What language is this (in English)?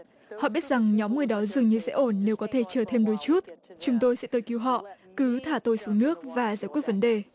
Vietnamese